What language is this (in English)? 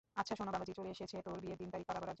Bangla